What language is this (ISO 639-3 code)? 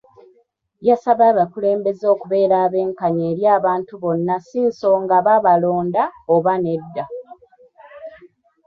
lug